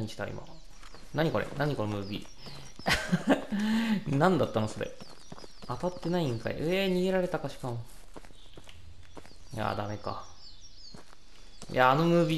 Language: Japanese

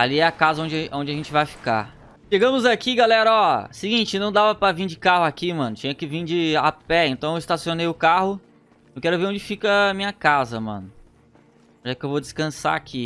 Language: Portuguese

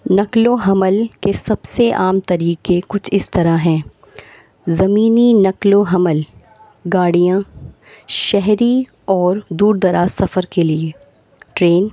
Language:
Urdu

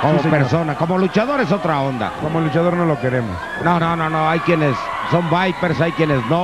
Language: Spanish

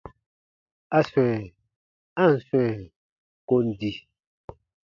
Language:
Baatonum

